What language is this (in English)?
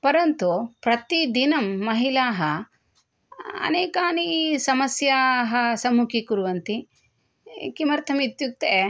Sanskrit